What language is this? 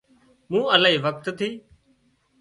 Wadiyara Koli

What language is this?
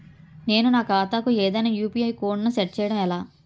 Telugu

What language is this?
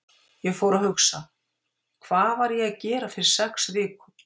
Icelandic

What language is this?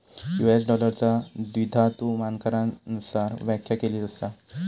Marathi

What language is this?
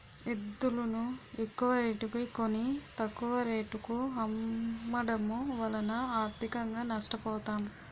Telugu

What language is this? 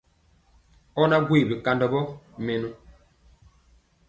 Mpiemo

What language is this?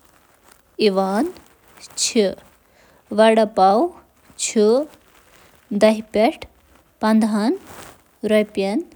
Kashmiri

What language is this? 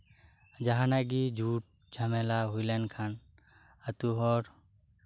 Santali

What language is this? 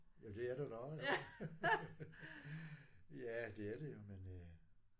Danish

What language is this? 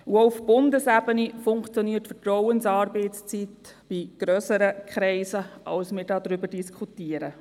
Swiss German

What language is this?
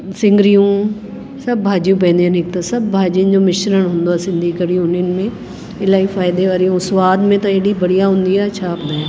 Sindhi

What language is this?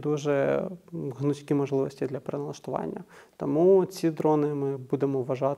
Ukrainian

